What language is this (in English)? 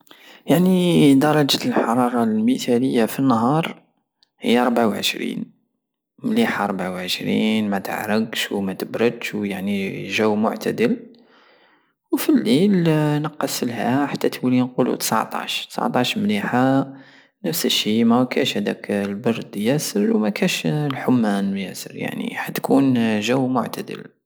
Algerian Saharan Arabic